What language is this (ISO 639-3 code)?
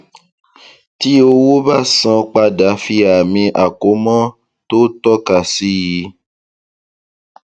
yor